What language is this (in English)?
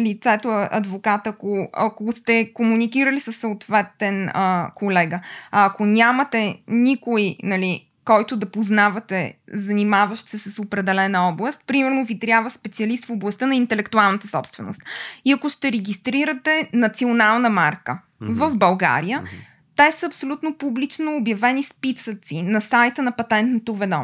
Bulgarian